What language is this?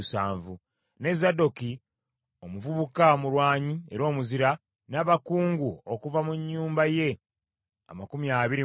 Ganda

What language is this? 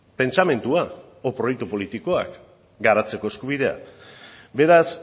Basque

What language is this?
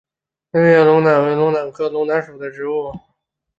Chinese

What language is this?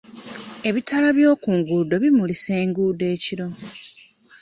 Ganda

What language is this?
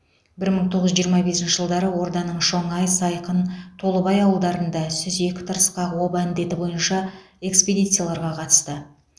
Kazakh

